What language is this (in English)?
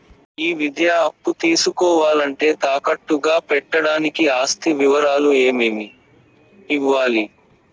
Telugu